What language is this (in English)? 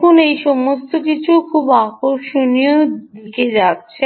Bangla